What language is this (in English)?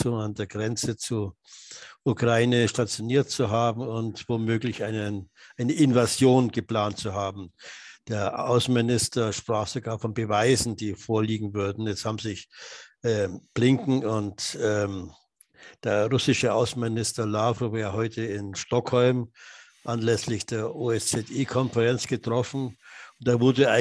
German